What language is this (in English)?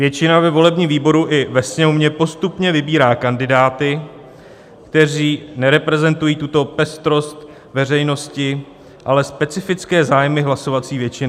Czech